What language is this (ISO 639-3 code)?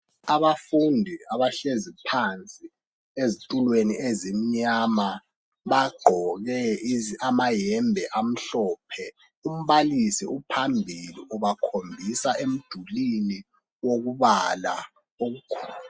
nde